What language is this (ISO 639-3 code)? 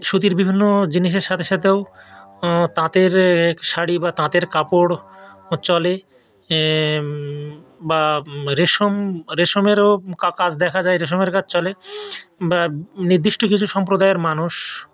ben